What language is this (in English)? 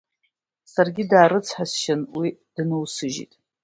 Abkhazian